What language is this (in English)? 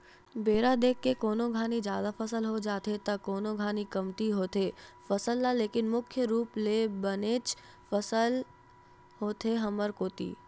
Chhattisgarhi